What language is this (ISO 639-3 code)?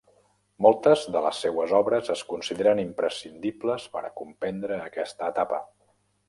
cat